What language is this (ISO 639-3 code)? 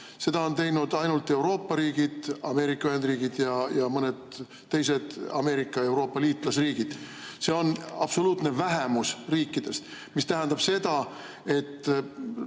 est